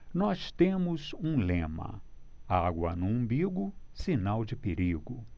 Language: Portuguese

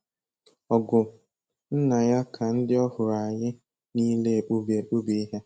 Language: Igbo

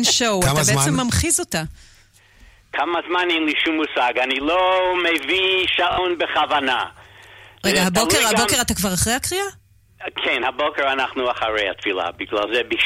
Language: Hebrew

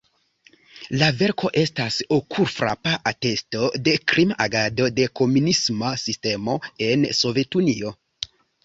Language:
Esperanto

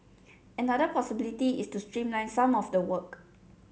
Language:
English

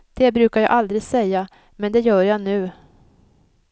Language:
Swedish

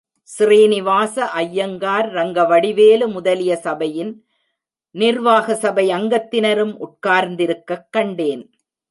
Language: Tamil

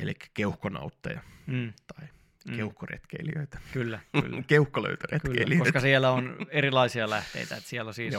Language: Finnish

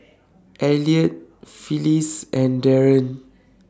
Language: English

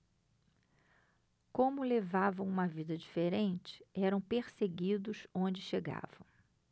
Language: Portuguese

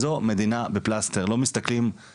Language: Hebrew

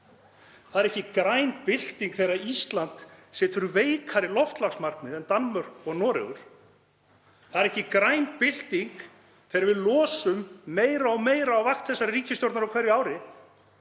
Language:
Icelandic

